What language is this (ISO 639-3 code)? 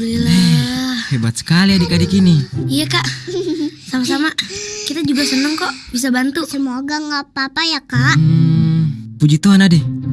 ind